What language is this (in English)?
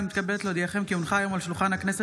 Hebrew